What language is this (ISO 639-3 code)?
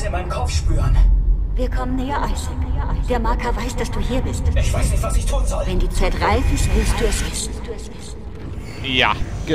deu